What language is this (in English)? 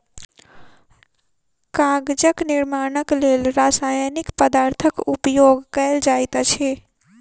Maithili